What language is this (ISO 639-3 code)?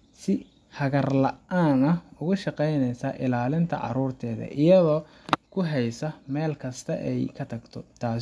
som